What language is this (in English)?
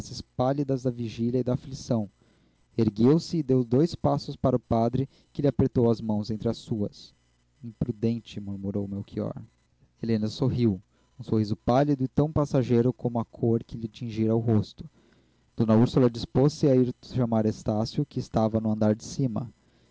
Portuguese